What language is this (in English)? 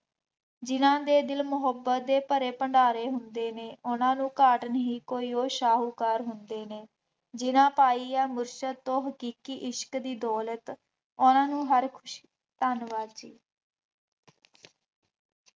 Punjabi